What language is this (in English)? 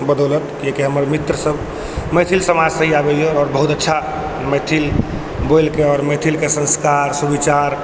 Maithili